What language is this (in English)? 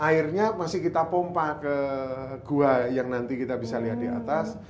Indonesian